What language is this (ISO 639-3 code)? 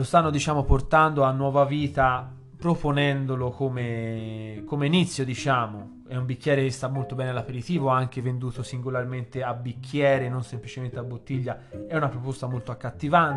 ita